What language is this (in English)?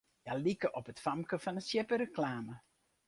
Western Frisian